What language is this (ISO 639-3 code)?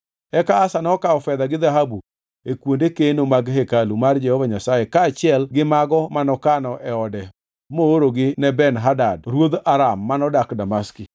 luo